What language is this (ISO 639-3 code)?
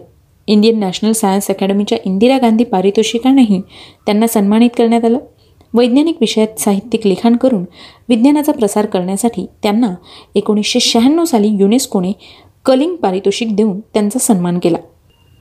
mar